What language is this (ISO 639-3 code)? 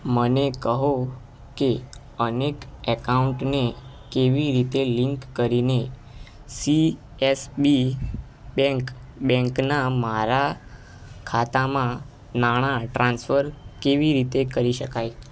guj